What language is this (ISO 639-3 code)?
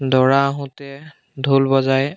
asm